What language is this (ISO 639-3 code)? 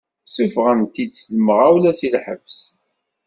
kab